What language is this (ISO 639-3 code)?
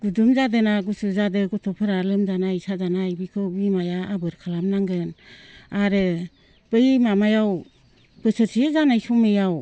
brx